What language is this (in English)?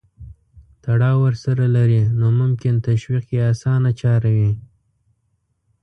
Pashto